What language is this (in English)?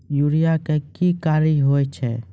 Maithili